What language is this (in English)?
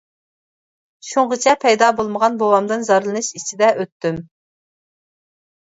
Uyghur